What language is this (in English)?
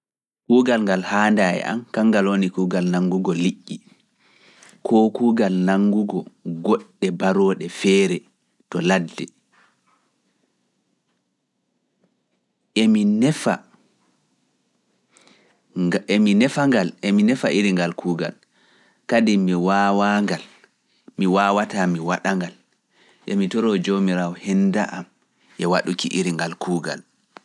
Fula